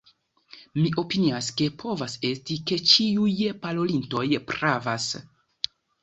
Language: Esperanto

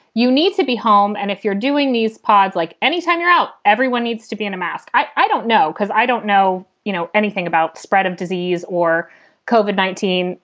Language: English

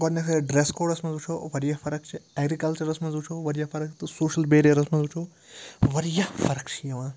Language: Kashmiri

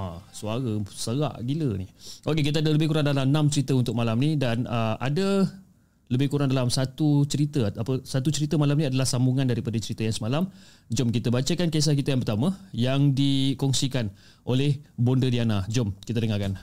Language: Malay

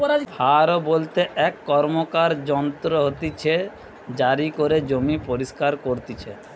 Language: Bangla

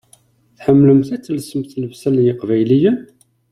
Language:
Kabyle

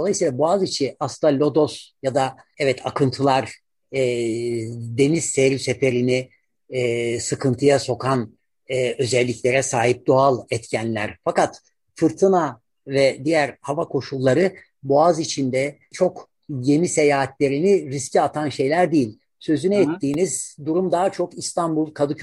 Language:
Turkish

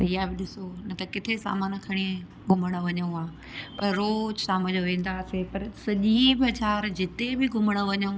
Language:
Sindhi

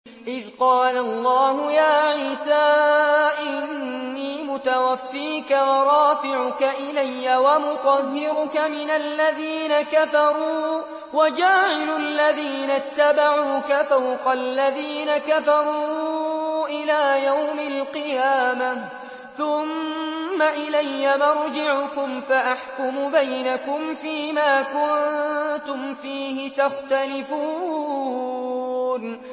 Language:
Arabic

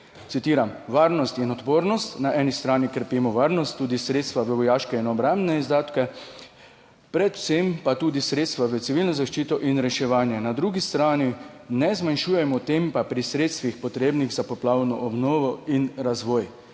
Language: Slovenian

